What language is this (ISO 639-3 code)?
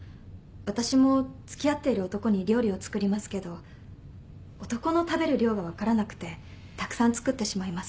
jpn